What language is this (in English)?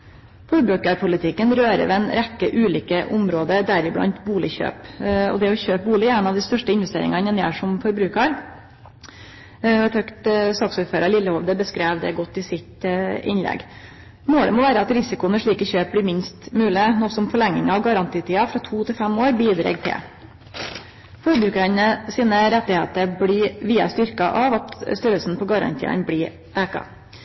Norwegian Nynorsk